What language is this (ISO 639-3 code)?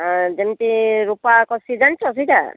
ori